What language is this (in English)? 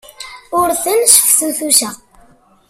Kabyle